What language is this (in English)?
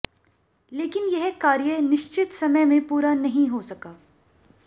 Hindi